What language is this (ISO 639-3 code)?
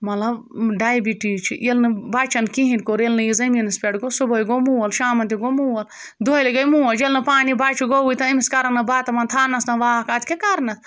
kas